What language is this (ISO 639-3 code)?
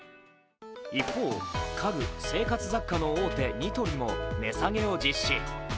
jpn